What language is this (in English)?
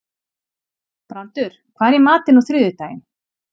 Icelandic